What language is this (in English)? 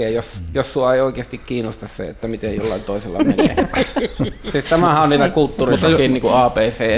Finnish